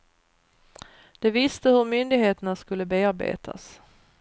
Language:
Swedish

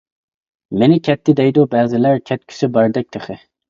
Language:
Uyghur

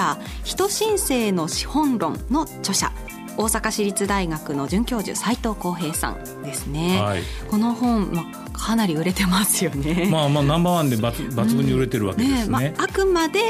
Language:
Japanese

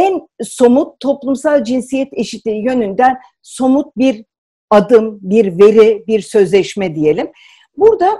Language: Turkish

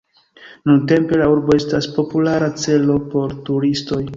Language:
Esperanto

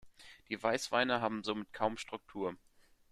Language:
German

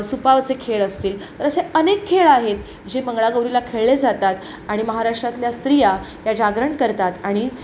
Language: Marathi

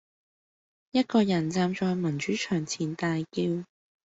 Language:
Cantonese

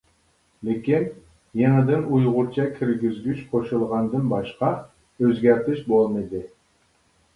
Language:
Uyghur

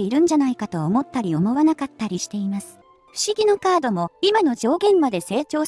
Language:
Japanese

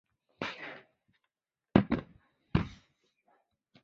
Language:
Chinese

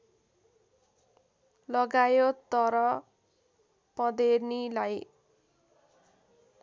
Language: Nepali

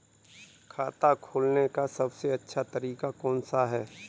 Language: Hindi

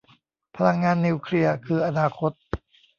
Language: Thai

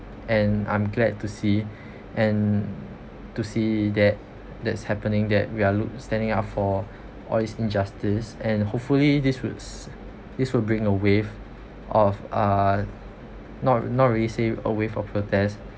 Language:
English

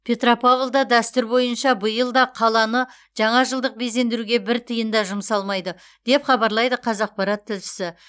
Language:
Kazakh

